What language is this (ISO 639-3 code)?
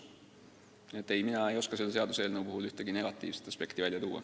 est